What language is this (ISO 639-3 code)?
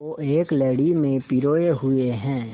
hin